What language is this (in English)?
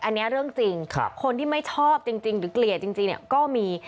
Thai